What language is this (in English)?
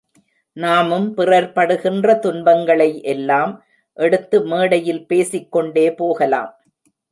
Tamil